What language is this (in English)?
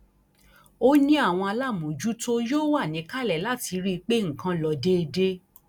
Yoruba